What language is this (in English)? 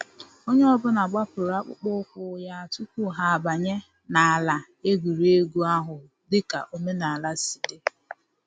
Igbo